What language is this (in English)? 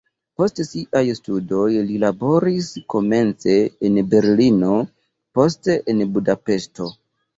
Esperanto